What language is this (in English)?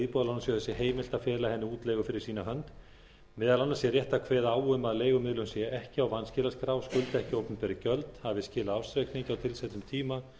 Icelandic